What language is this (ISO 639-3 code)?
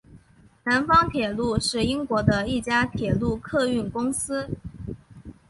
zho